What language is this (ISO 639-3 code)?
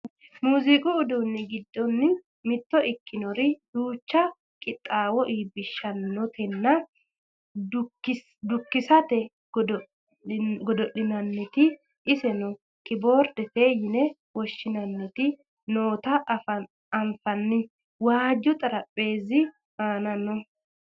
sid